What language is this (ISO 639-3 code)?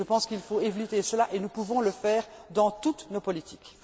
fra